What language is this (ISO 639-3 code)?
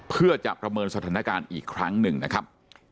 tha